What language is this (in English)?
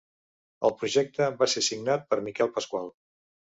Catalan